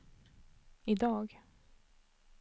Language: Swedish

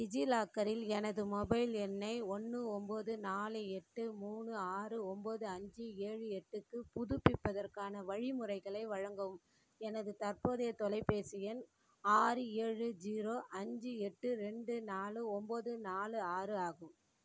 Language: Tamil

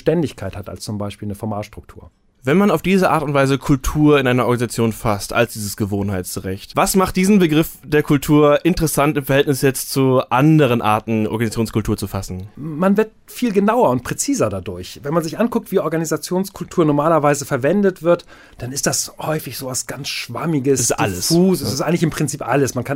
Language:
German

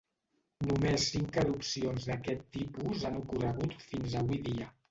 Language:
Catalan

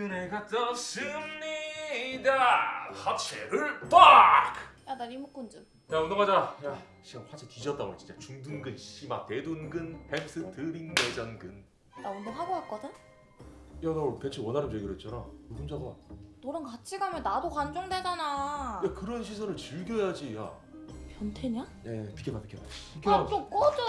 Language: Korean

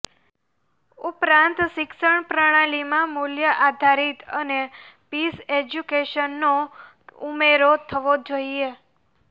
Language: Gujarati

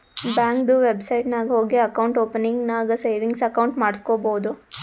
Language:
Kannada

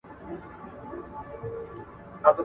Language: Pashto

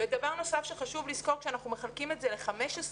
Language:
Hebrew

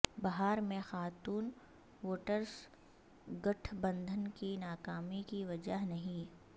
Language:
Urdu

